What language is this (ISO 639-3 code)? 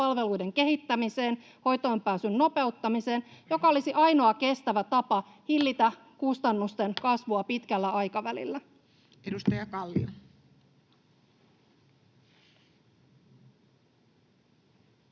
fin